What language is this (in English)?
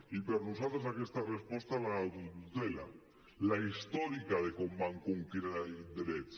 Catalan